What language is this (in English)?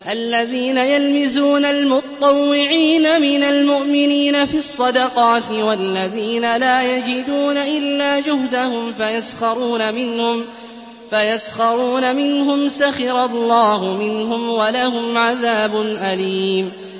Arabic